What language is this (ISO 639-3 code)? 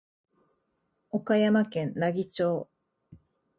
jpn